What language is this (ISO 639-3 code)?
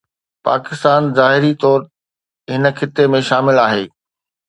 snd